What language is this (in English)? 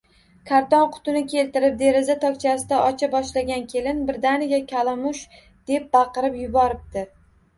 Uzbek